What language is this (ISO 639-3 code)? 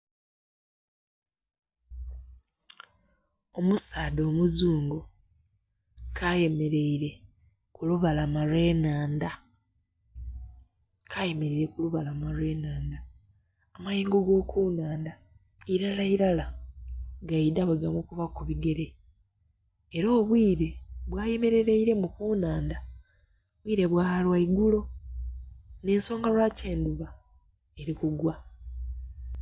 xog